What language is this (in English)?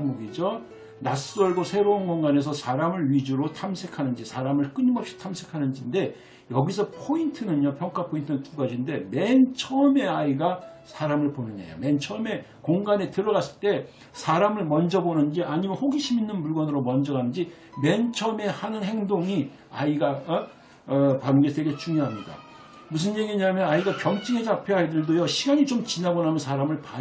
Korean